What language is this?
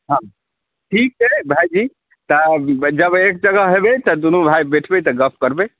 Maithili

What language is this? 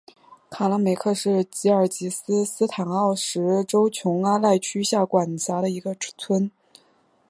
Chinese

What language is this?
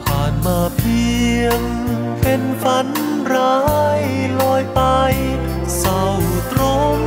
Thai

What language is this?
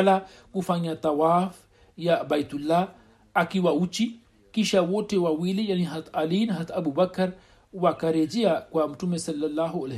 Swahili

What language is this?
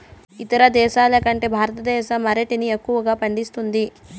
Telugu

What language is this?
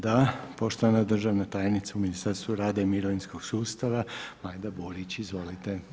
Croatian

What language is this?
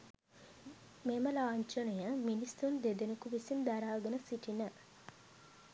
Sinhala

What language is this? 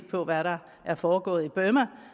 Danish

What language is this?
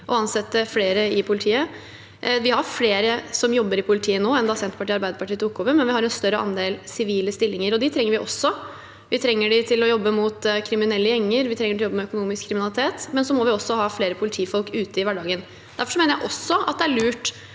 Norwegian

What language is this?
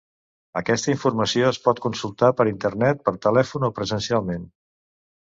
Catalan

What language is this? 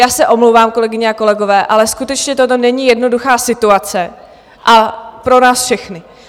Czech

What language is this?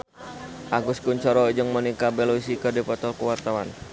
Sundanese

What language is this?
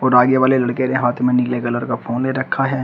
Hindi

